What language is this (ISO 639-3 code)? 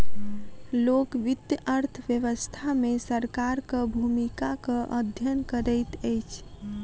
mai